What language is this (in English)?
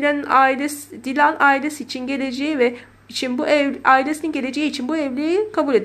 Turkish